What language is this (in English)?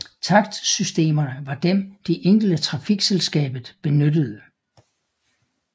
Danish